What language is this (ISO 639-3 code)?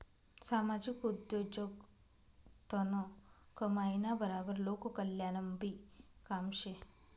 mar